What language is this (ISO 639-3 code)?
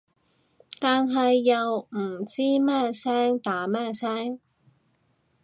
yue